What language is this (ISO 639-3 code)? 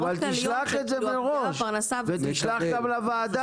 heb